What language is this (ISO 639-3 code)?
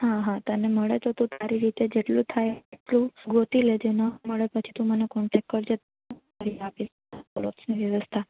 guj